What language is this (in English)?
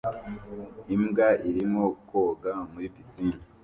Kinyarwanda